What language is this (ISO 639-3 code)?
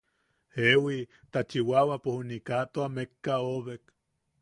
yaq